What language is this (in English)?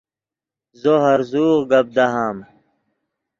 Yidgha